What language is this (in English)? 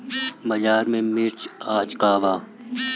Bhojpuri